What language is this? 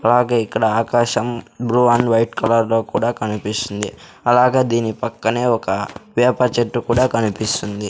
Telugu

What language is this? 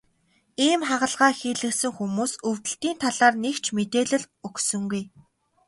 Mongolian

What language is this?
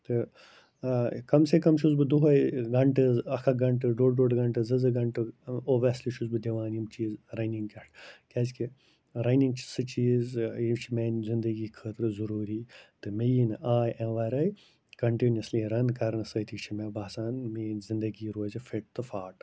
Kashmiri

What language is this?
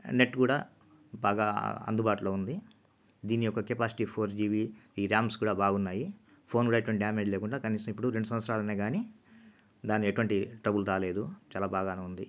Telugu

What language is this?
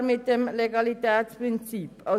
Swiss German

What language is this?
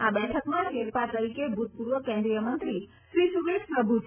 Gujarati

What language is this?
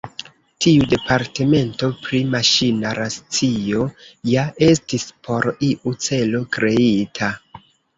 Esperanto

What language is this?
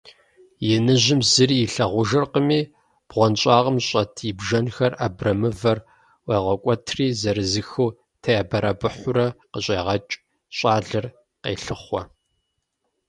Kabardian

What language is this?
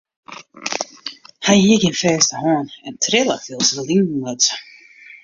Western Frisian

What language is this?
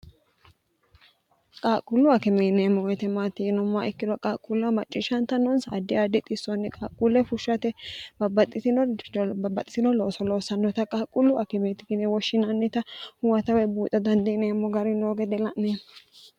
Sidamo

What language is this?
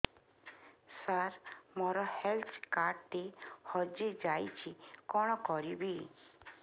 Odia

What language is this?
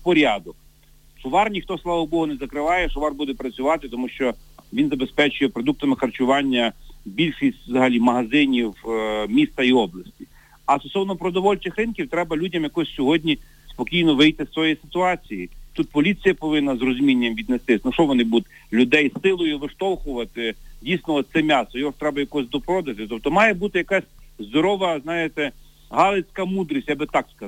Ukrainian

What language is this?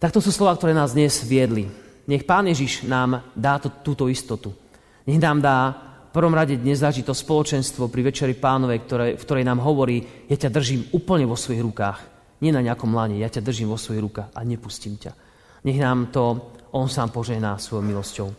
Slovak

